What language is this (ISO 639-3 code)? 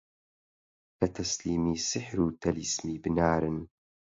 ckb